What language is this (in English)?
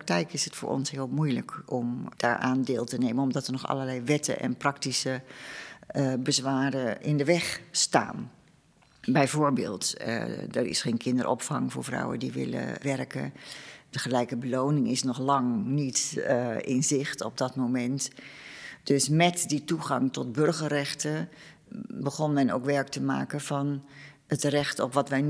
Dutch